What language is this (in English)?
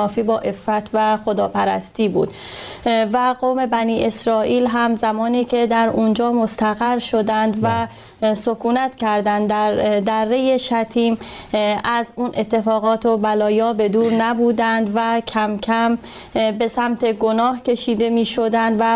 Persian